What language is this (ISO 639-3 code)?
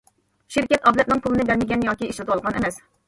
uig